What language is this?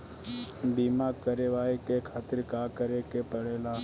Bhojpuri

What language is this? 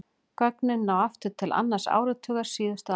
Icelandic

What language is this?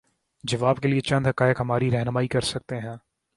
Urdu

